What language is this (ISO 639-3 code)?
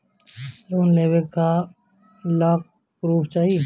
bho